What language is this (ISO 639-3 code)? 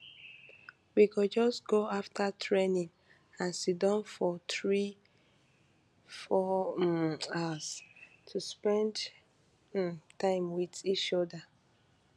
pcm